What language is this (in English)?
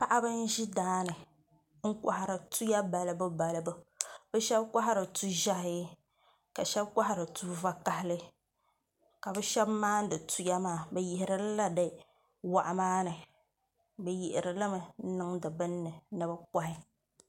Dagbani